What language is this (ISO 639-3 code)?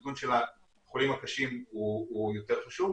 heb